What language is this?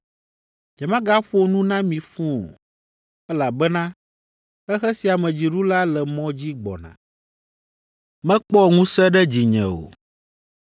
Ewe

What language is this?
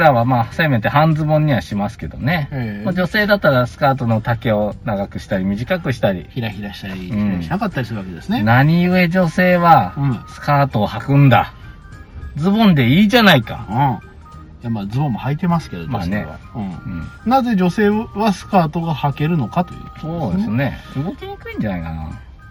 Japanese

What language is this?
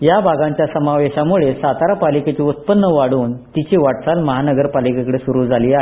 Marathi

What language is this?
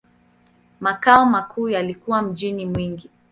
Swahili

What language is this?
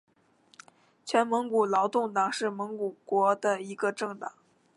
Chinese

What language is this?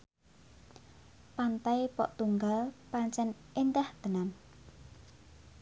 Javanese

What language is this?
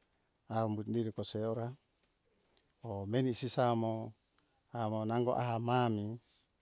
Hunjara-Kaina Ke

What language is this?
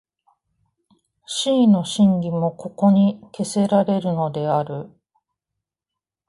Japanese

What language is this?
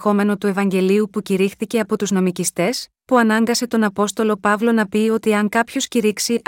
Greek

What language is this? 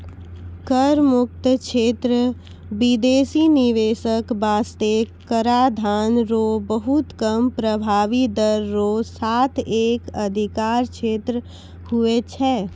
Maithili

